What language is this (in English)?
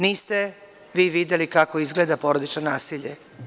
Serbian